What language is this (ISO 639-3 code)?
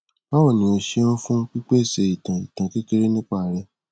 yor